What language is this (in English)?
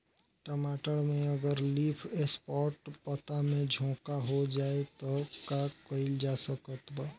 Bhojpuri